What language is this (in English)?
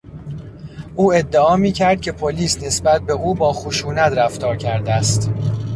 Persian